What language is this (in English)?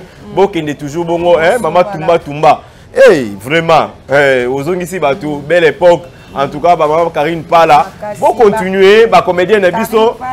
French